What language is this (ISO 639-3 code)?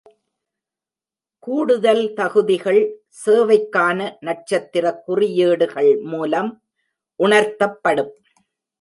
tam